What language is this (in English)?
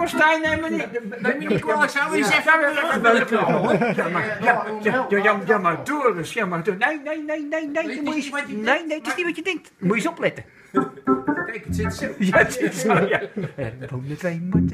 Dutch